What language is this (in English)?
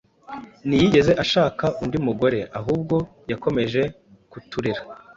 Kinyarwanda